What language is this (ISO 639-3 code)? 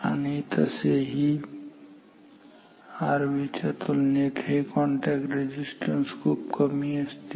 mar